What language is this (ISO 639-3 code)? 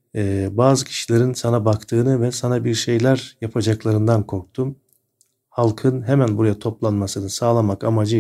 tur